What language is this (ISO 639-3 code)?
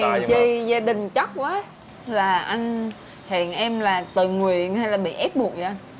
vie